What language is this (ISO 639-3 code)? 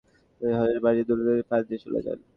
ben